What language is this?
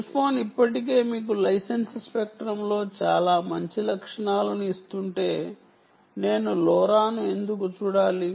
Telugu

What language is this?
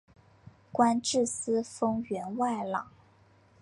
Chinese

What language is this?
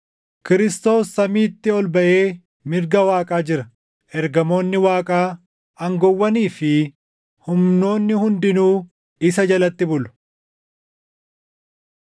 Oromo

